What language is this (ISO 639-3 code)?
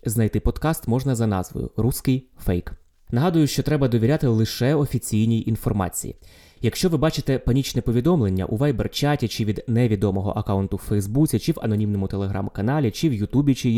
ukr